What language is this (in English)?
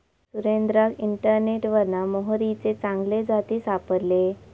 Marathi